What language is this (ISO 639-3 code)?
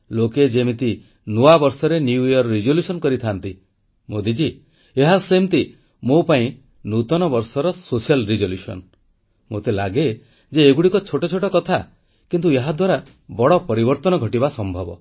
ori